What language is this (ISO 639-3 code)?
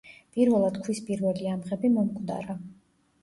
kat